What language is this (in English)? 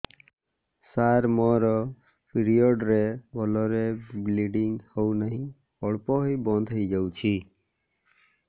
Odia